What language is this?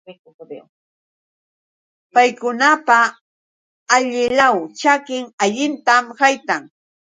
Yauyos Quechua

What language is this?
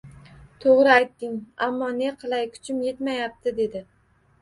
Uzbek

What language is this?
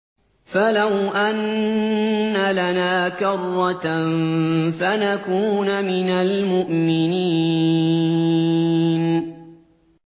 Arabic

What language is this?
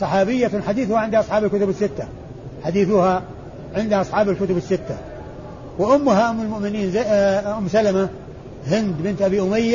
Arabic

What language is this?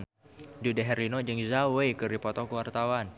Sundanese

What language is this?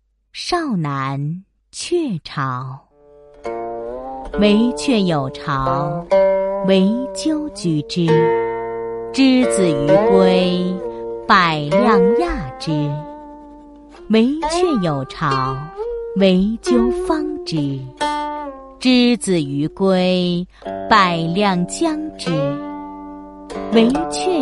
Chinese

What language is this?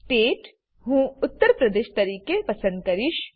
Gujarati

